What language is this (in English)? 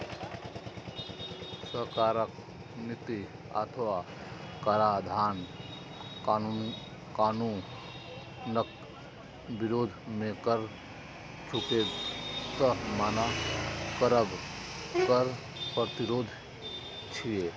Maithili